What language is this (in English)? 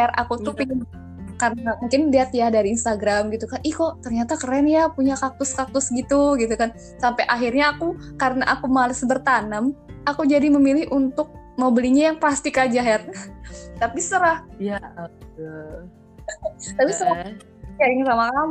Indonesian